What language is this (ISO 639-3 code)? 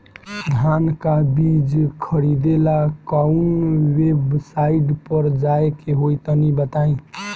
bho